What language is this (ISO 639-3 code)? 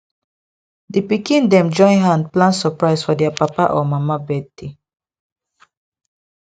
pcm